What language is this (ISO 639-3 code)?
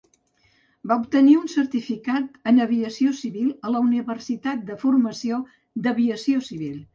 cat